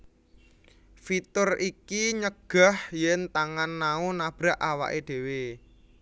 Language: Javanese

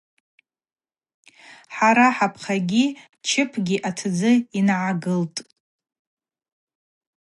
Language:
Abaza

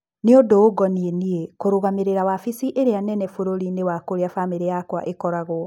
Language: Kikuyu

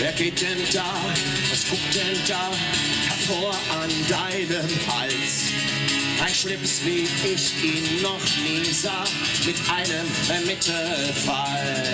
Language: German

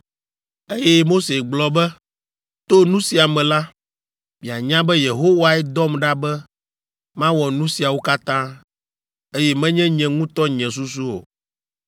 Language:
Ewe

